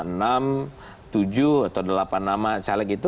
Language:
Indonesian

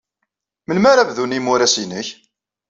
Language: Kabyle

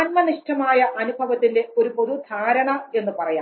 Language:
Malayalam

